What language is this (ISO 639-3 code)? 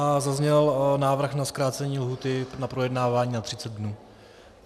ces